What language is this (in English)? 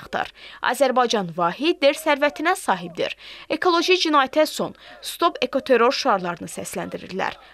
Turkish